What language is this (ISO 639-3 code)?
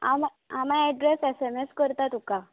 kok